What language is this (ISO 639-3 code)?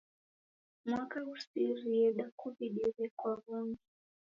dav